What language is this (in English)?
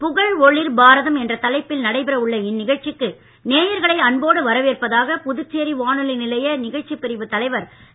Tamil